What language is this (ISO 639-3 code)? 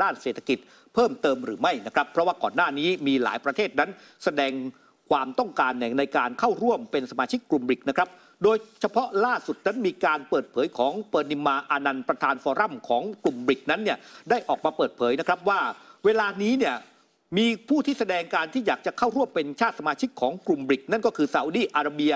tha